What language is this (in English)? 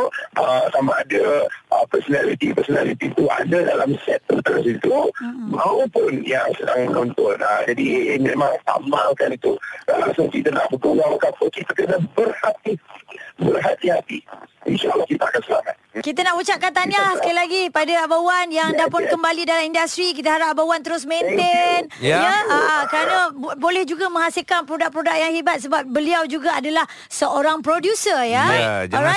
Malay